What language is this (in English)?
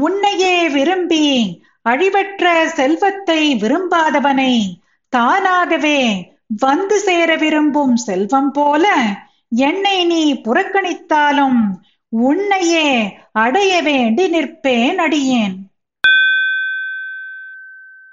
Tamil